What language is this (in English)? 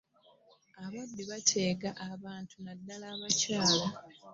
Ganda